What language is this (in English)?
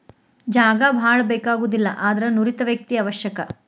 Kannada